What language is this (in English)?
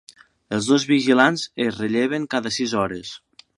Catalan